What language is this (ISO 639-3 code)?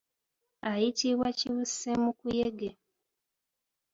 lug